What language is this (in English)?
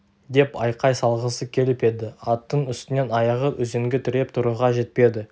Kazakh